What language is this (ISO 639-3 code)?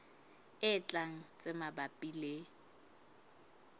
sot